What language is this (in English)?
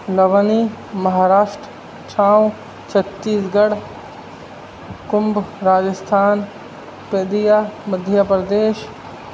Urdu